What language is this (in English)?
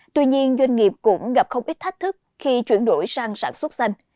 Vietnamese